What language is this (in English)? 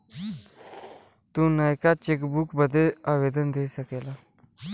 Bhojpuri